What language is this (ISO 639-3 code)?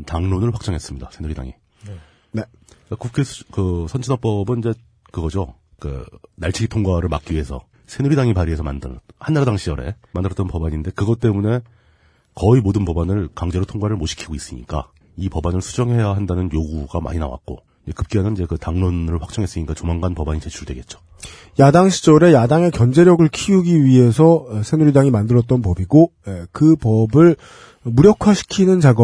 kor